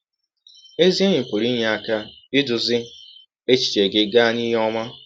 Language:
Igbo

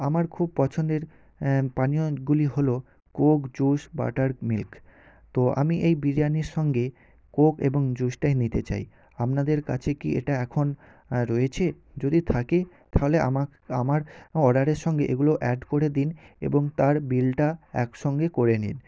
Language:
Bangla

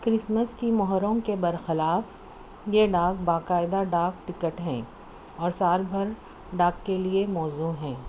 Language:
Urdu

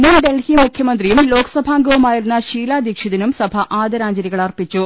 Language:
Malayalam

